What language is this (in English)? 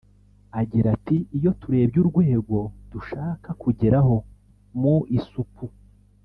Kinyarwanda